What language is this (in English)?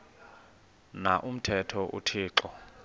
Xhosa